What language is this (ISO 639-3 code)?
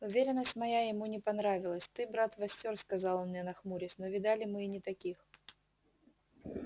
rus